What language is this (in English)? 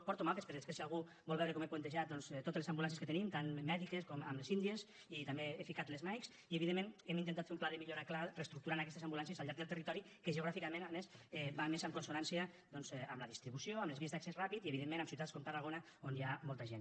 Catalan